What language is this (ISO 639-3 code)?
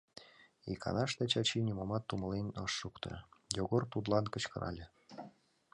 chm